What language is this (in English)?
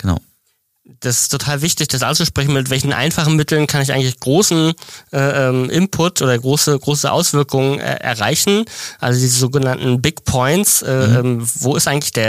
German